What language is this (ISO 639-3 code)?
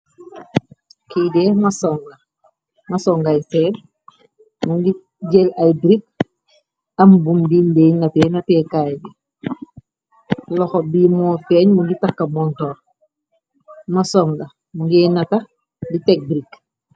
wol